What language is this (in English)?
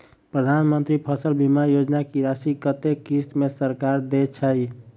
Maithili